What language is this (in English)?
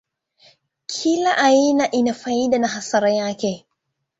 Swahili